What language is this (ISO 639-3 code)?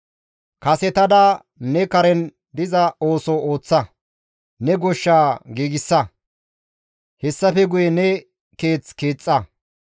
gmv